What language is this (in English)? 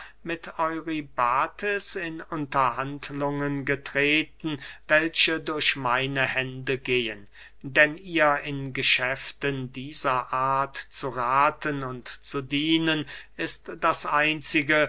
German